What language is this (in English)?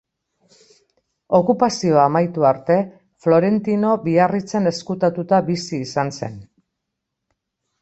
Basque